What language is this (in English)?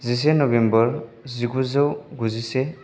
Bodo